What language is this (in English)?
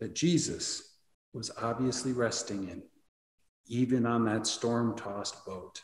English